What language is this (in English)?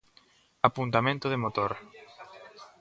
Galician